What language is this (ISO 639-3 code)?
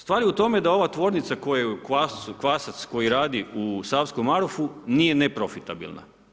hrv